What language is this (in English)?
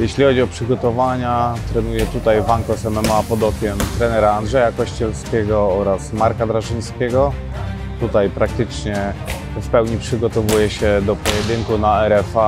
Polish